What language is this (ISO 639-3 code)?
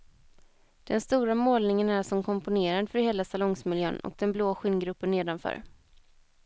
swe